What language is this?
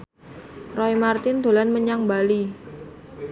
Javanese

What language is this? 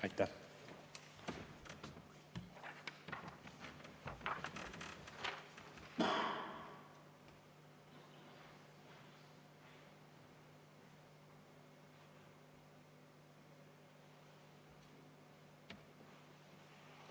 Estonian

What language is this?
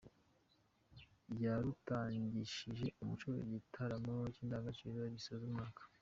Kinyarwanda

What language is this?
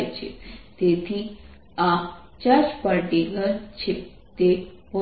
Gujarati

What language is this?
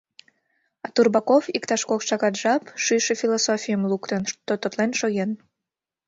Mari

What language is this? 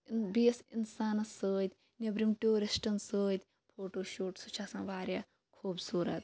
Kashmiri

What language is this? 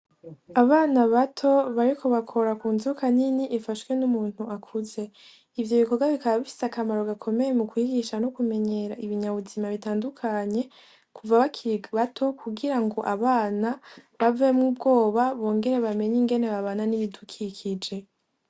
Rundi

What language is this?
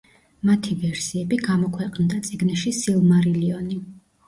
Georgian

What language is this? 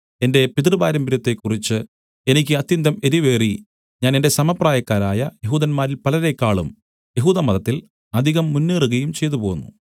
Malayalam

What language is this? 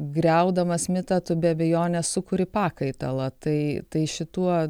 Lithuanian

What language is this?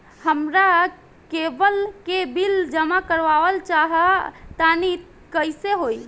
Bhojpuri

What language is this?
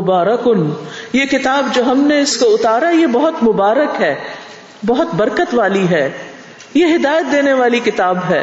Urdu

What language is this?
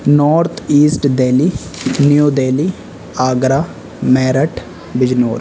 Urdu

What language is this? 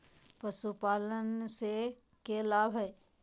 Magahi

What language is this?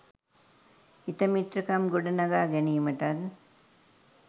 Sinhala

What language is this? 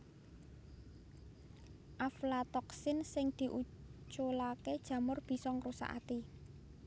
Javanese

